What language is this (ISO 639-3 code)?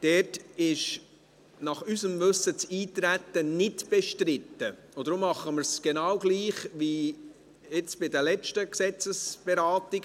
gsw